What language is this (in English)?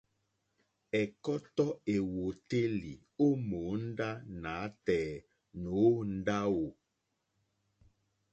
Mokpwe